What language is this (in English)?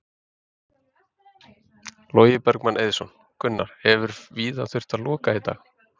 Icelandic